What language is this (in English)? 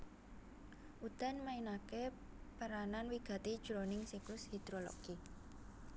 Javanese